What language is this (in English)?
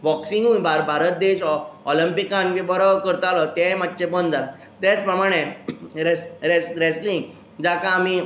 Konkani